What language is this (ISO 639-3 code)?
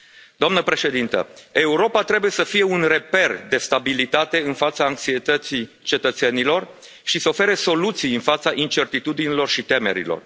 ron